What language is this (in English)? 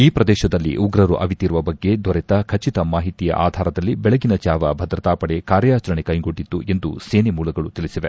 Kannada